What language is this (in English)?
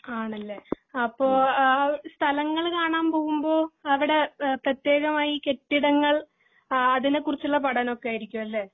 Malayalam